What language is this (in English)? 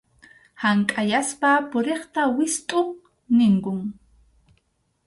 Arequipa-La Unión Quechua